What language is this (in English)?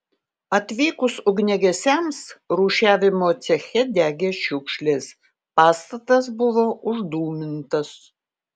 Lithuanian